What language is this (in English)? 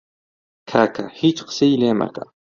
Central Kurdish